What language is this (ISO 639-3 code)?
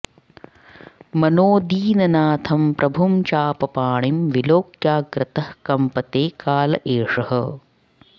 san